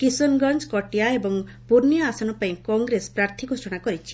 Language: Odia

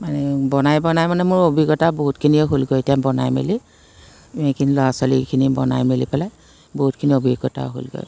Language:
Assamese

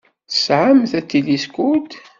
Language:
Kabyle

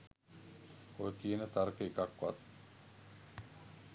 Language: Sinhala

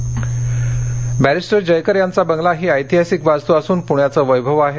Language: Marathi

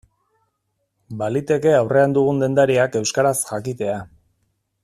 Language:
Basque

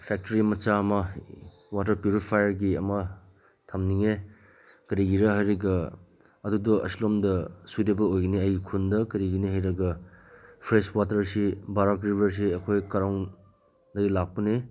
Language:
Manipuri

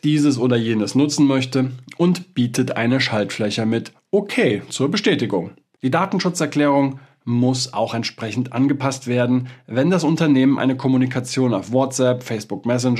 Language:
German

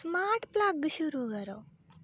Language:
Dogri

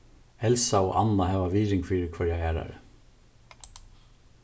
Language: Faroese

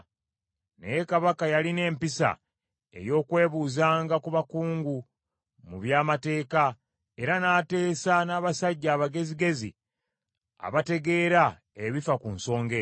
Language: Ganda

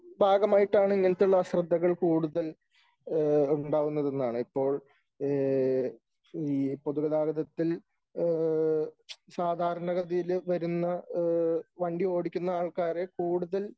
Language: Malayalam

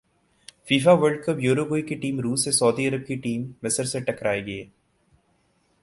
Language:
Urdu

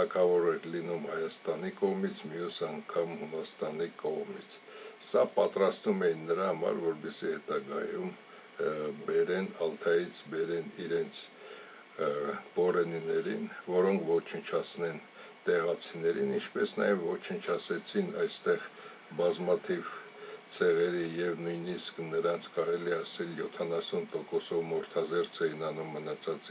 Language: Romanian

